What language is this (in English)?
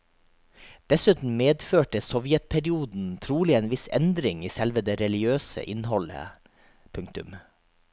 Norwegian